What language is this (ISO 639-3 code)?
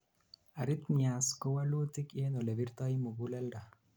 kln